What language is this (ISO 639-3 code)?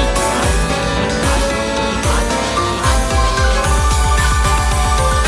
kor